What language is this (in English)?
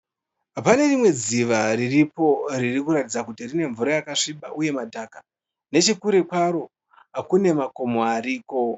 Shona